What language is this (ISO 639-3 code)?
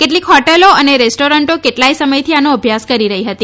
guj